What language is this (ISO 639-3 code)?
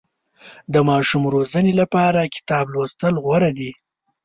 pus